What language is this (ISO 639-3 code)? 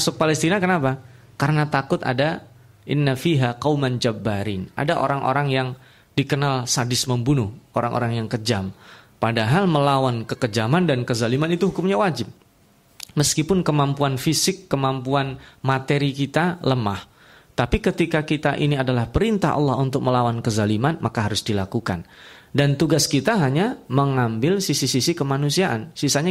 ind